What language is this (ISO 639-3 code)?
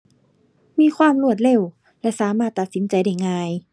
tha